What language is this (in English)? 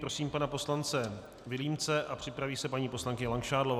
Czech